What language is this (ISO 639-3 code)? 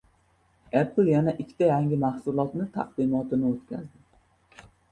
uzb